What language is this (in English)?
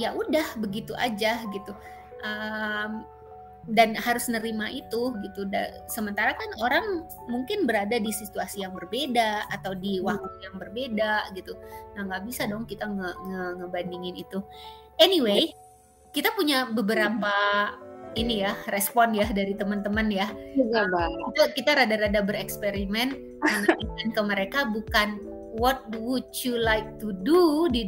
Indonesian